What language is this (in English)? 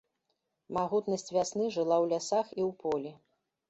Belarusian